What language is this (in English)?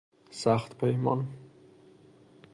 Persian